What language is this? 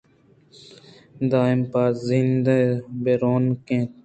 Eastern Balochi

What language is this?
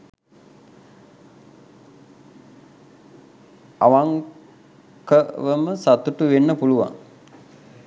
Sinhala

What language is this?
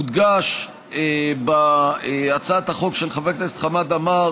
Hebrew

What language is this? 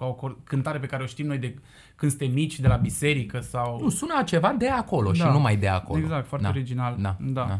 Romanian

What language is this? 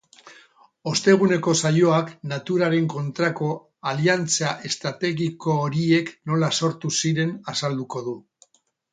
Basque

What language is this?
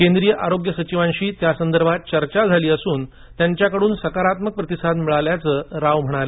Marathi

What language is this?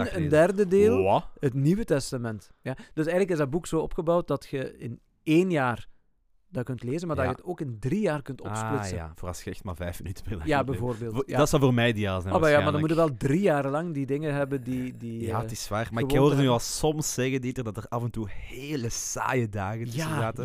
Dutch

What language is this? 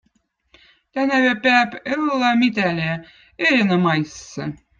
Votic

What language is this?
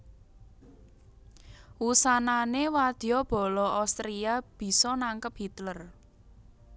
Javanese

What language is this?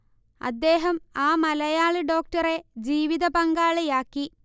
Malayalam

